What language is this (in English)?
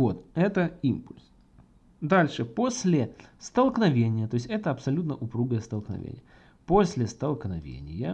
Russian